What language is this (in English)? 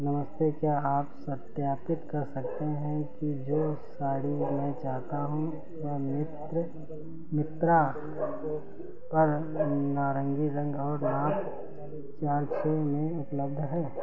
Hindi